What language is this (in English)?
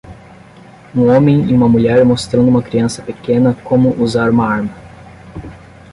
Portuguese